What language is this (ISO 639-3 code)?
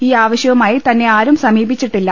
mal